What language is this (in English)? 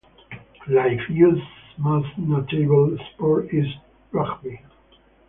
English